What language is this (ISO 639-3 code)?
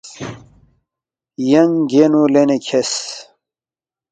bft